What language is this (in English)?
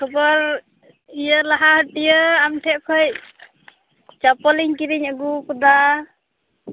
Santali